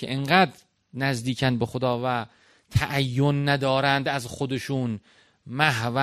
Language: Persian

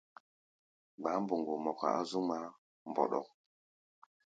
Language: Gbaya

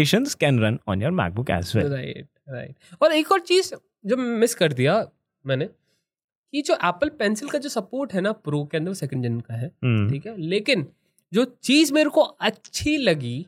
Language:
Hindi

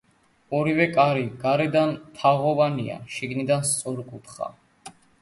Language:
Georgian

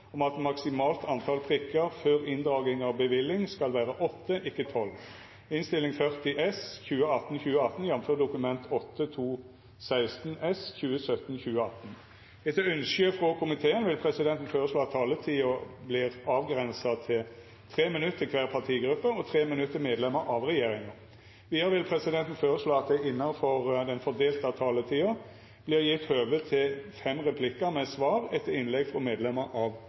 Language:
Norwegian Nynorsk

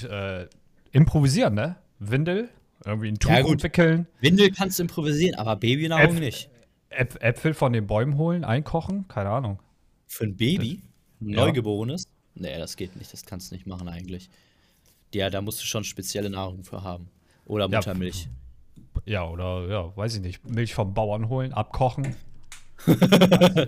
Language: German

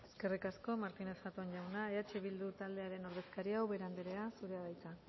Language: Basque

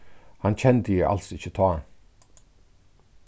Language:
Faroese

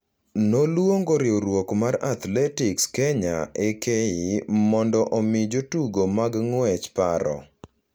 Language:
Luo (Kenya and Tanzania)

